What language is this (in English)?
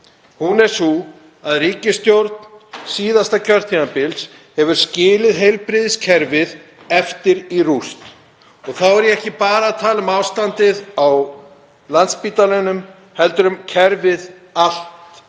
Icelandic